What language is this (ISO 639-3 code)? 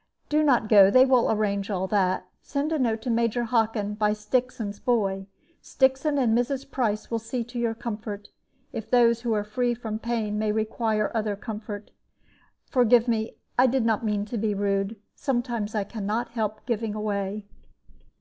eng